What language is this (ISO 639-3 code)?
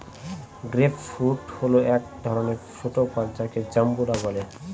ben